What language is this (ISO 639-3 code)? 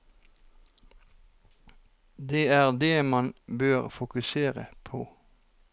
nor